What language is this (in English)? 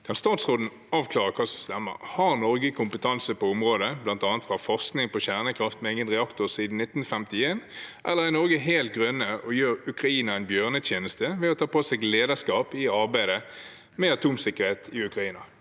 Norwegian